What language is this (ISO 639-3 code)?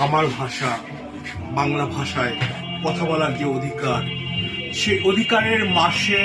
tur